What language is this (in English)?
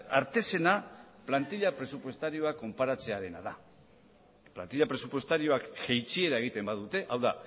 Basque